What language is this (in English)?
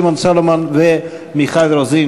Hebrew